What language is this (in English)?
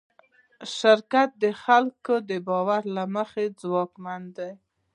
Pashto